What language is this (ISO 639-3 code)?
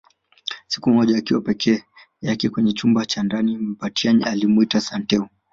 swa